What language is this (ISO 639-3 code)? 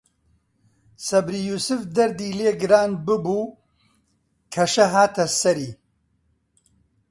ckb